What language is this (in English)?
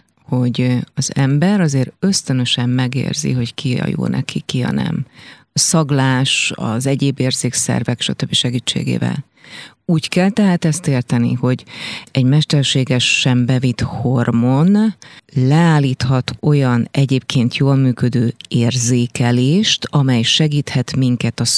Hungarian